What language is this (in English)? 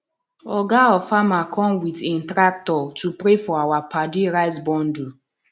Nigerian Pidgin